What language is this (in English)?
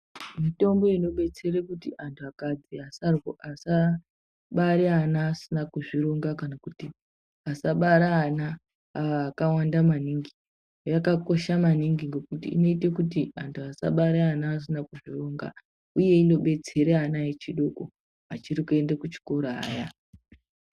Ndau